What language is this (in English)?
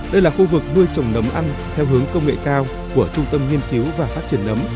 Vietnamese